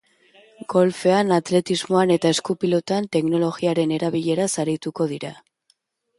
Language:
Basque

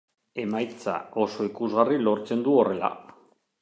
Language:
Basque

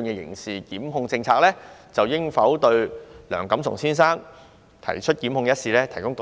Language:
Cantonese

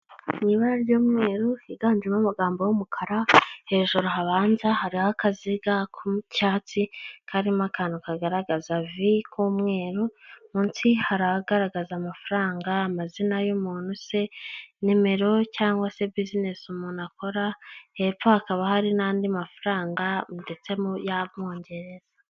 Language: Kinyarwanda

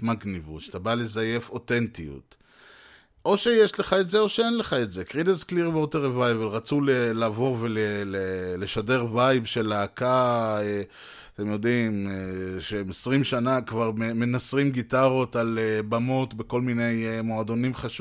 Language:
Hebrew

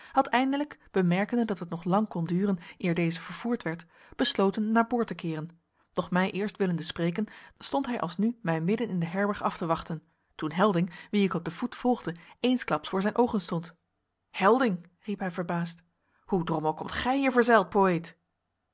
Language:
Dutch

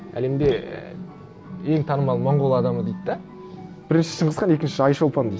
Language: Kazakh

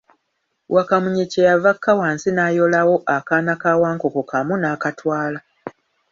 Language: Ganda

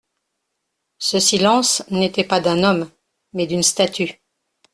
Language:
French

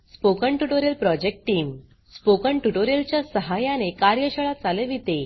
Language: Marathi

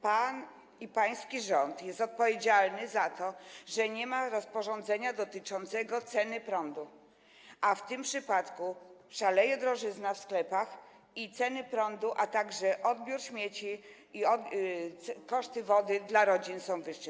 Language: Polish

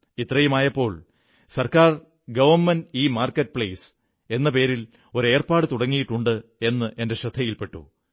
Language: Malayalam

